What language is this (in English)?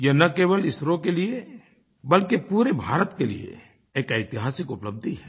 Hindi